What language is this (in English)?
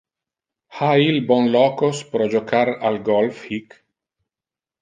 Interlingua